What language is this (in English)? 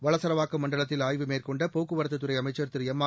Tamil